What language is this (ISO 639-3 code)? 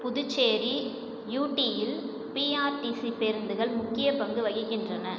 tam